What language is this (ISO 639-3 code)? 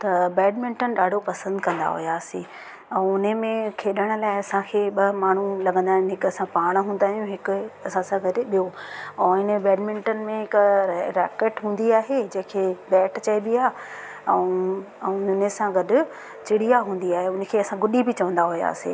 snd